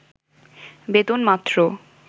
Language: Bangla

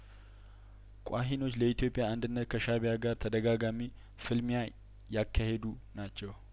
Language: Amharic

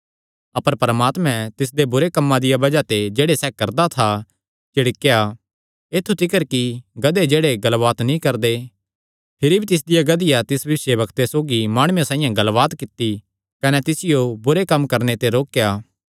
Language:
Kangri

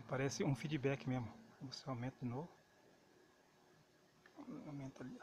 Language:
Portuguese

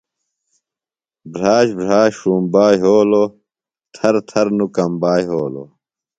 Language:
Phalura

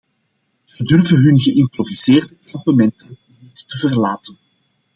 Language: Dutch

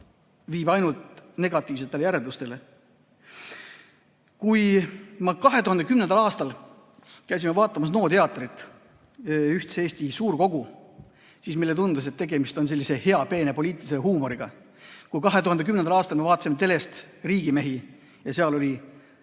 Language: Estonian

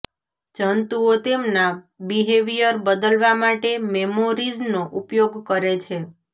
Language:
Gujarati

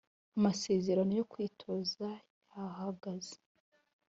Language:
Kinyarwanda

